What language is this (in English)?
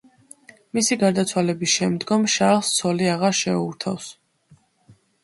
Georgian